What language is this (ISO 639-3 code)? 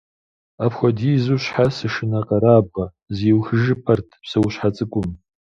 kbd